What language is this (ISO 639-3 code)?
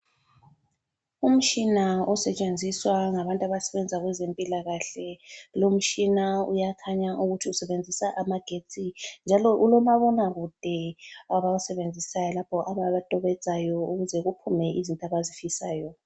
nde